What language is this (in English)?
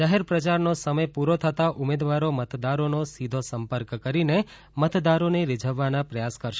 Gujarati